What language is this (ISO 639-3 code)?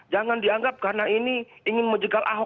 ind